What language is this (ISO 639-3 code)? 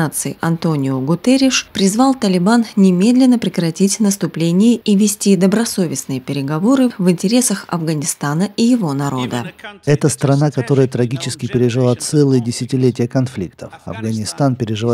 rus